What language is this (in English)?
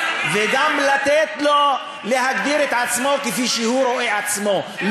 Hebrew